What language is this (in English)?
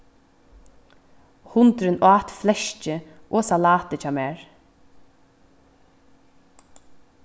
Faroese